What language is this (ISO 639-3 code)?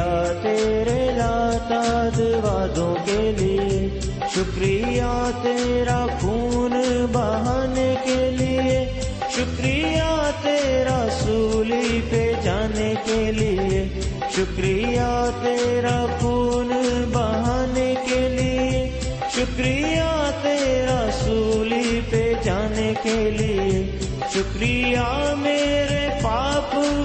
urd